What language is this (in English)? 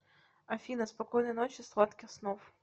Russian